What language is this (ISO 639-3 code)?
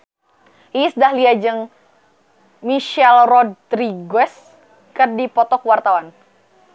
sun